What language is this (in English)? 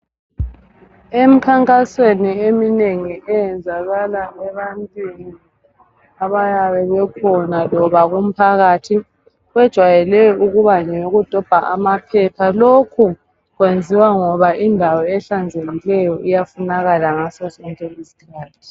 North Ndebele